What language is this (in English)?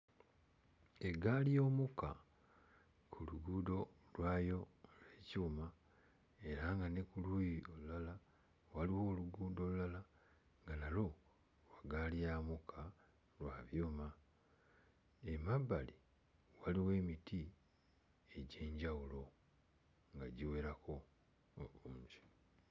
Ganda